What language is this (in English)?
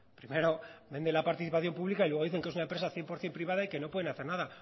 Spanish